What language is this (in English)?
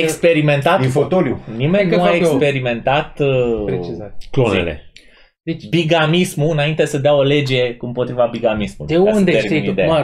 Romanian